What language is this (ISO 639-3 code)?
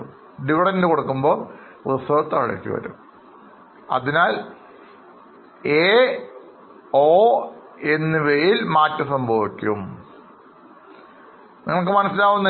mal